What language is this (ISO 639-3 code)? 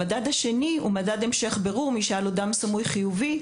heb